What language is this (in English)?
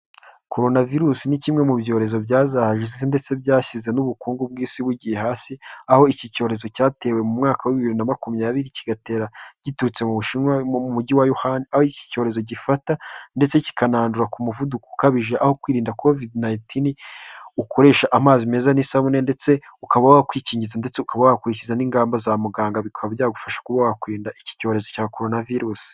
Kinyarwanda